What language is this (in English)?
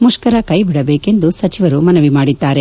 Kannada